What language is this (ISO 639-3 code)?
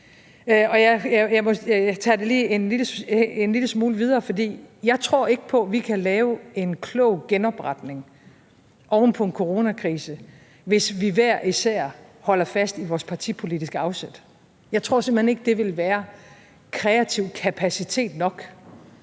dan